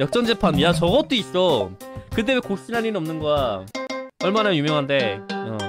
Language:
Korean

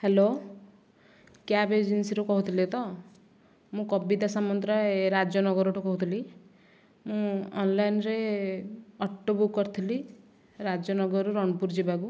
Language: Odia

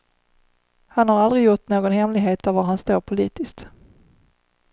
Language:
Swedish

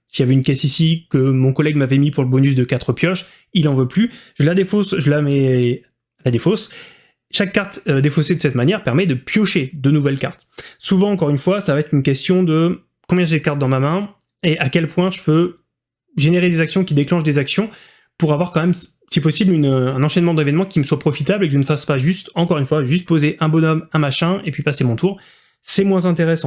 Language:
French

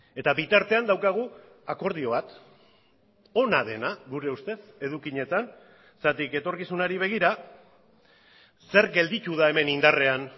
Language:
Basque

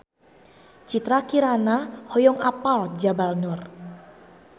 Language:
Sundanese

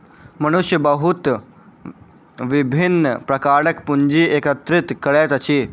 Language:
Maithili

